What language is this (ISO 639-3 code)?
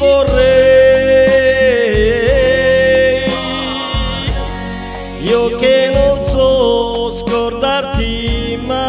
ron